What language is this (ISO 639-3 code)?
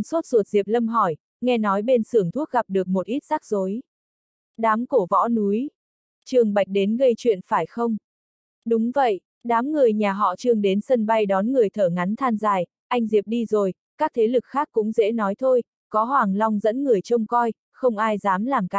vie